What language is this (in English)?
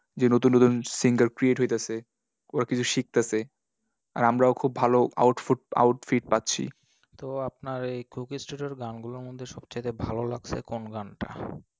Bangla